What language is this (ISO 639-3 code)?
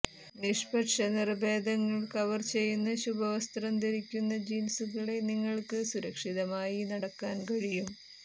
mal